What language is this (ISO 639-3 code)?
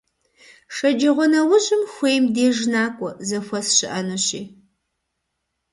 kbd